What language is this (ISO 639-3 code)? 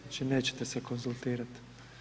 hrv